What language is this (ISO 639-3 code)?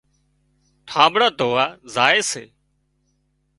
kxp